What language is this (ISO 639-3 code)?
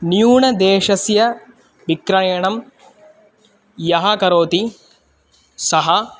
san